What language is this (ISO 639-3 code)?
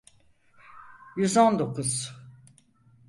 tur